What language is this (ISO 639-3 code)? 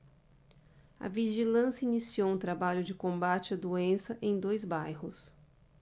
por